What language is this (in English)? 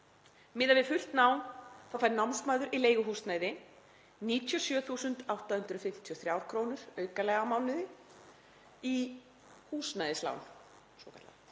Icelandic